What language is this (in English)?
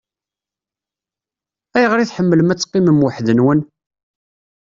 Kabyle